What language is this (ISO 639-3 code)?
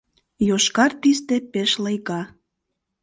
chm